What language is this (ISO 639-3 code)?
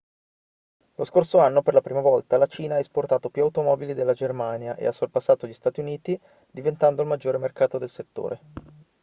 ita